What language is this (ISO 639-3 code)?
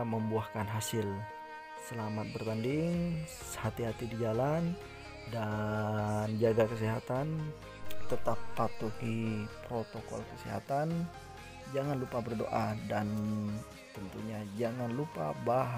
ind